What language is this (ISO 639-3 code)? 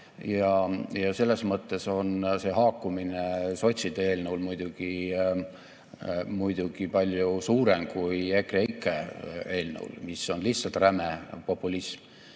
est